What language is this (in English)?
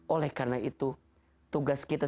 Indonesian